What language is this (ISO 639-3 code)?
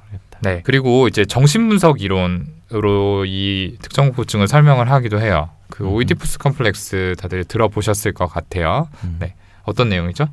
kor